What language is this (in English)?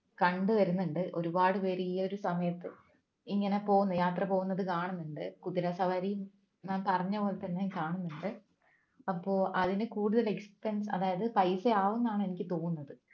Malayalam